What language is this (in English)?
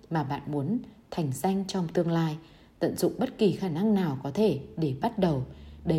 Vietnamese